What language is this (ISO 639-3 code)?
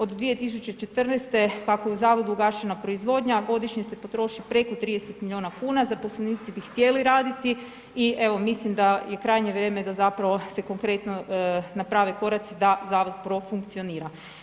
hrv